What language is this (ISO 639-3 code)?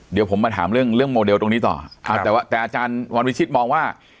tha